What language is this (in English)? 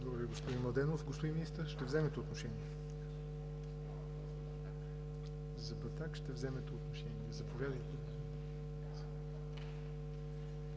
Bulgarian